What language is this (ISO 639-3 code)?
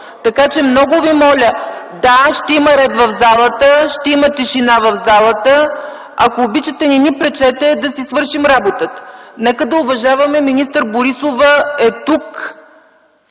bul